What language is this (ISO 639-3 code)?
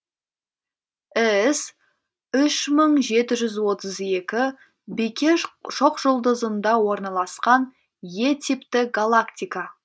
kaz